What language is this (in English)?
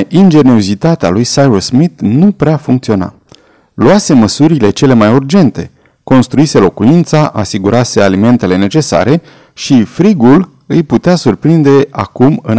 Romanian